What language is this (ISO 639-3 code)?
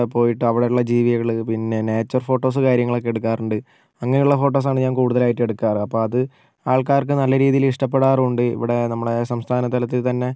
mal